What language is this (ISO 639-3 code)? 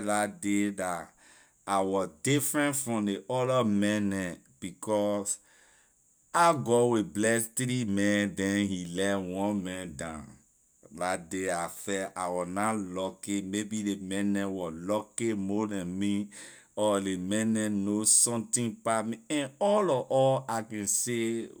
lir